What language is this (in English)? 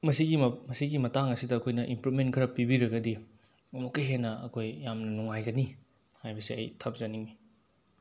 Manipuri